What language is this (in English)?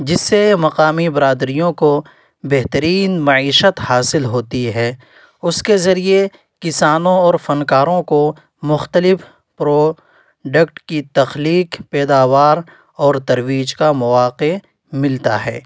Urdu